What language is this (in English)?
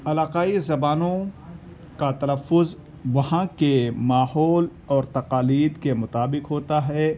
Urdu